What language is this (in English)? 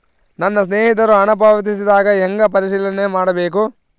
Kannada